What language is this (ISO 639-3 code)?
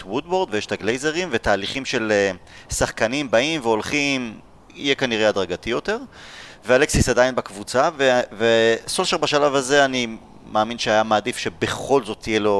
heb